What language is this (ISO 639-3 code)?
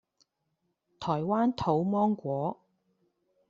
yue